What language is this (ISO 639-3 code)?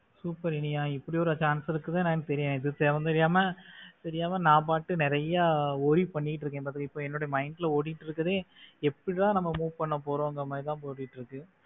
tam